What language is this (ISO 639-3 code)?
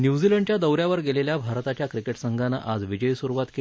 mar